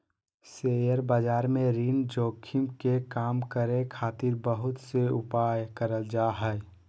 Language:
Magahi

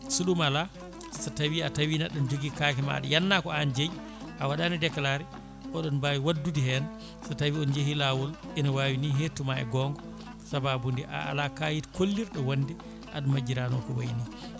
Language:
Fula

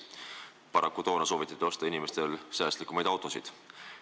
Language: Estonian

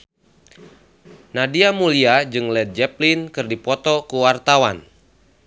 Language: Sundanese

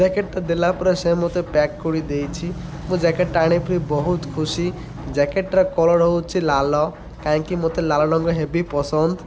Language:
Odia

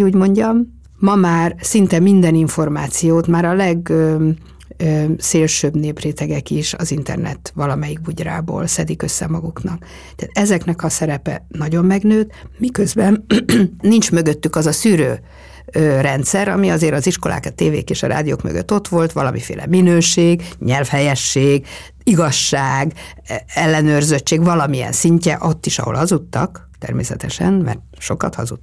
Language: Hungarian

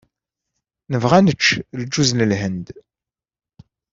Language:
Kabyle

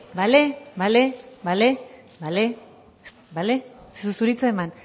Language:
Basque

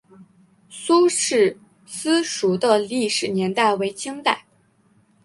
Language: Chinese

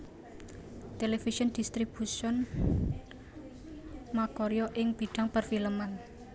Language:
Javanese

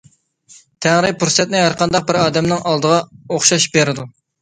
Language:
Uyghur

